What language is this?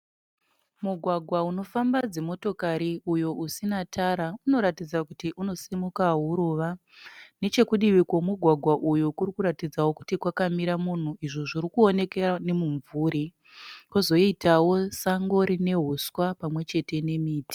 Shona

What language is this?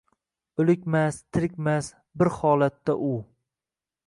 Uzbek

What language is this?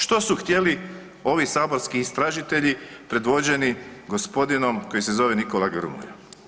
Croatian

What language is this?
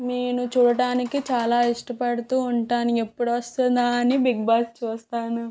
Telugu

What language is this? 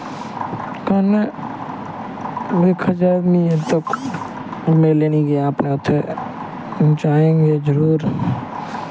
Dogri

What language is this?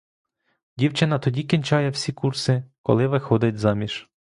Ukrainian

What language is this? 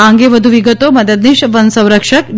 Gujarati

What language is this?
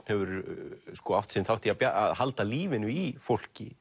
Icelandic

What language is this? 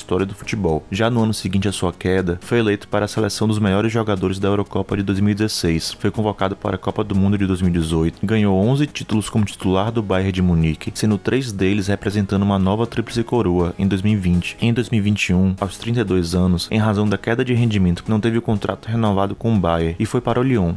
Portuguese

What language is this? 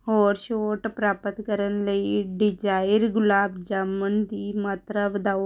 Punjabi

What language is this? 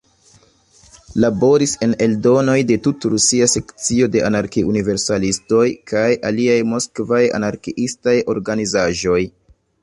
Esperanto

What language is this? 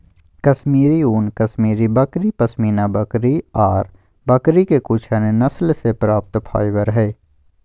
Magahi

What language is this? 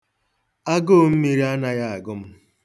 Igbo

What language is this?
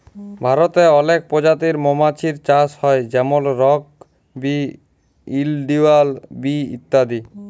Bangla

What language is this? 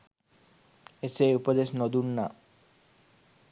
Sinhala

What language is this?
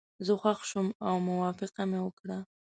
Pashto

